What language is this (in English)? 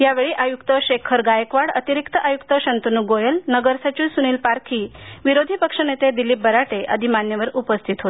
Marathi